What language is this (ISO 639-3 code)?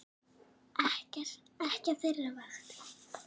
isl